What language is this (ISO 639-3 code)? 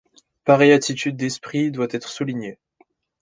fra